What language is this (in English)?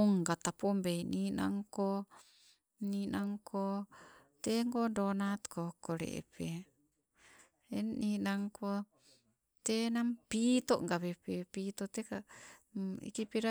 Sibe